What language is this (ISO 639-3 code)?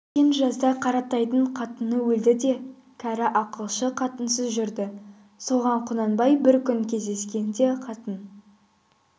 kaz